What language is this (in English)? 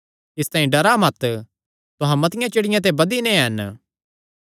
Kangri